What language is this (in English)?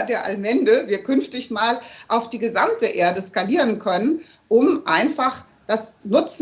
German